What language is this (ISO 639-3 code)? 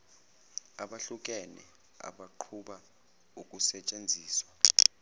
zul